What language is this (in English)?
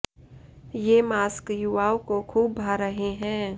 Hindi